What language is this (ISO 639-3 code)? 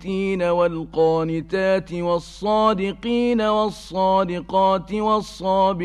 ara